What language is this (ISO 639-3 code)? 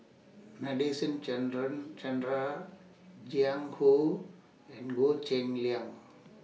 eng